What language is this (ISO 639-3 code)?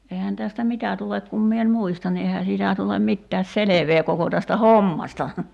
fin